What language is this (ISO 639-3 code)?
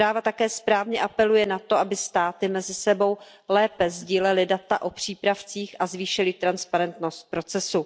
ces